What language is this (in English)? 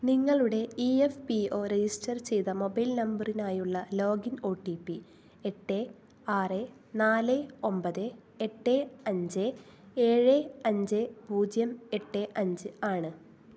Malayalam